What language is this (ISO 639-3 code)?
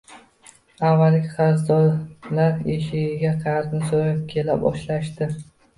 uzb